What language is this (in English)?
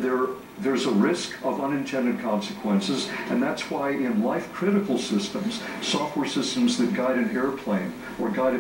English